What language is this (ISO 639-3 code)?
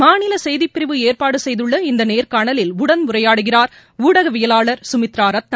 tam